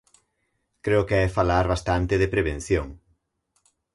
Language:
Galician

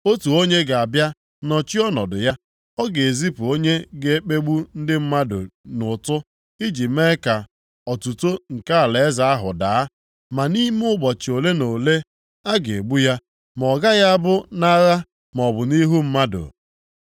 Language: Igbo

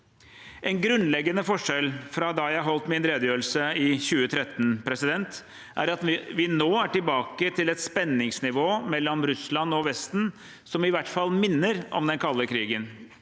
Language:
Norwegian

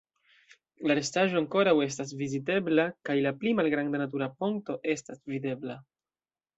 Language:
Esperanto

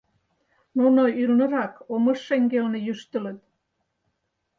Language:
Mari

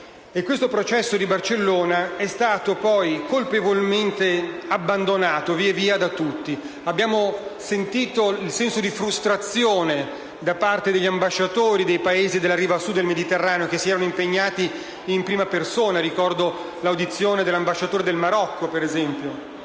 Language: Italian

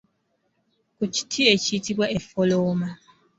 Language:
Ganda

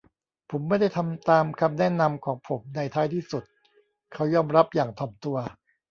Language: Thai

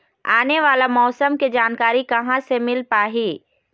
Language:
Chhattisgarhi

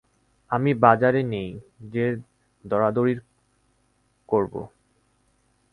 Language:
Bangla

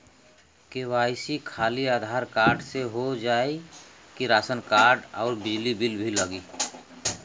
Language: Bhojpuri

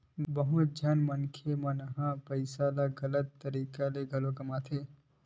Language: Chhattisgarhi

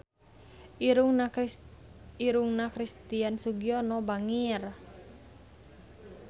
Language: Sundanese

